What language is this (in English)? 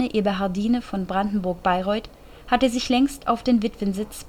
German